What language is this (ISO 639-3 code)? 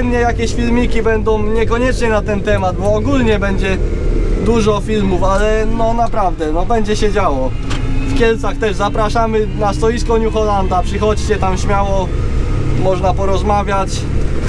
pol